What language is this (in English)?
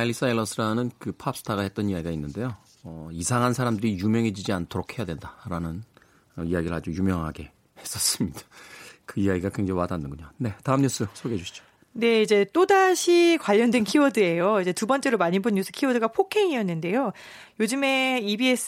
Korean